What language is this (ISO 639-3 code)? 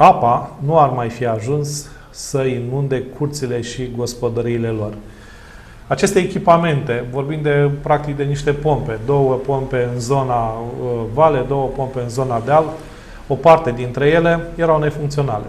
ron